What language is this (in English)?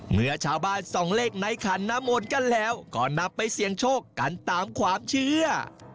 Thai